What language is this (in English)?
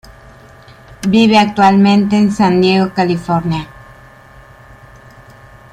Spanish